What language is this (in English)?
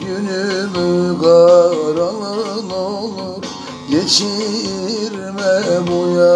Turkish